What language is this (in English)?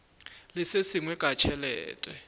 Northern Sotho